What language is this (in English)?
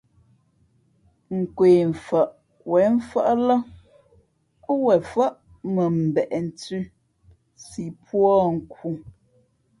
Fe'fe'